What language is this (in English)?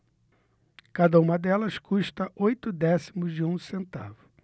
Portuguese